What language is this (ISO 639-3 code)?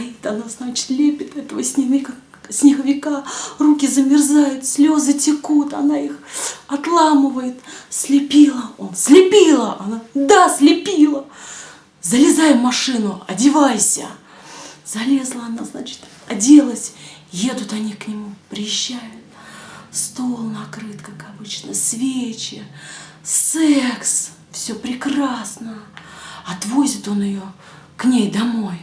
rus